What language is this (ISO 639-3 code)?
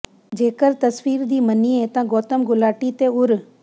pan